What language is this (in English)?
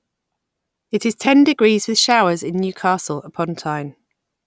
English